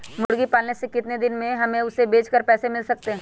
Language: Magahi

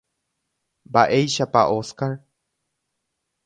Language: Guarani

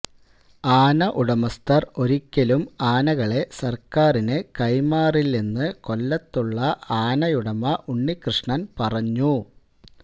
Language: Malayalam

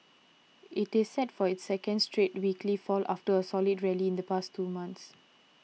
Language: English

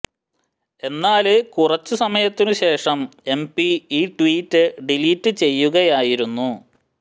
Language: Malayalam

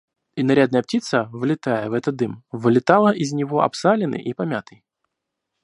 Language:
Russian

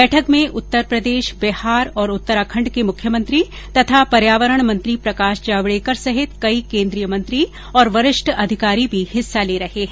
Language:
Hindi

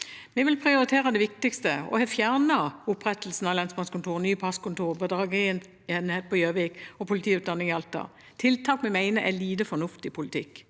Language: Norwegian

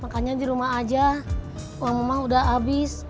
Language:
Indonesian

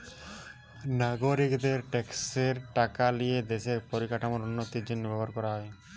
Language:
Bangla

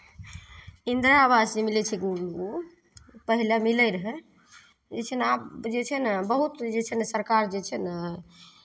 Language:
Maithili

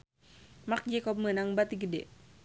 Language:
Sundanese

